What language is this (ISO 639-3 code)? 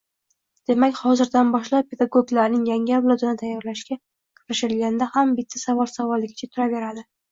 uzb